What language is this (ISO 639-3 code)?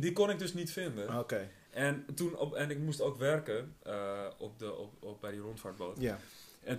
nld